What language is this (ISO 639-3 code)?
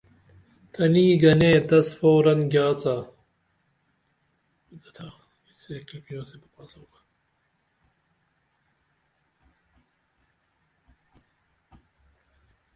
dml